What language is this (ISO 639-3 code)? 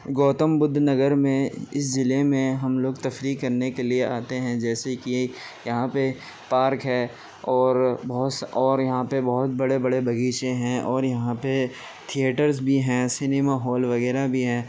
urd